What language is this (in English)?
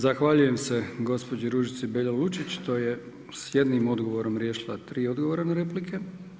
Croatian